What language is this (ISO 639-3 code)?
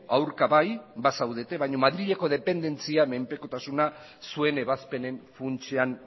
eus